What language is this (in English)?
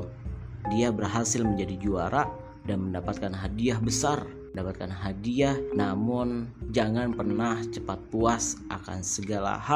Indonesian